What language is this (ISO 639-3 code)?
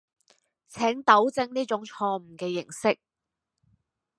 yue